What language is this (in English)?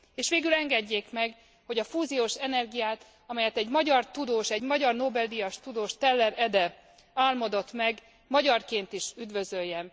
Hungarian